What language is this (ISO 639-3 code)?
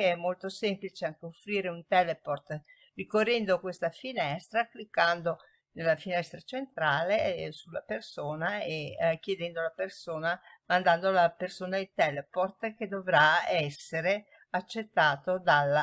ita